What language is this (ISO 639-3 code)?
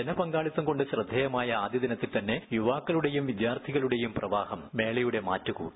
mal